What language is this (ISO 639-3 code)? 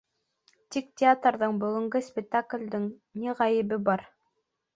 bak